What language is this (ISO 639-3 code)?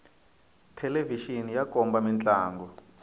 tso